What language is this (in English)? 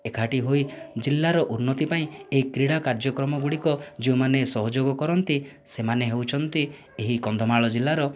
Odia